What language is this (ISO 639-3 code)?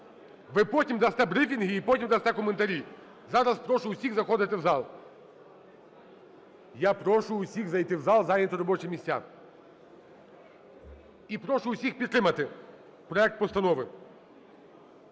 ukr